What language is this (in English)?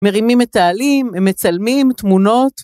Hebrew